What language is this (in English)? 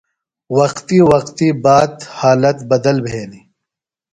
Phalura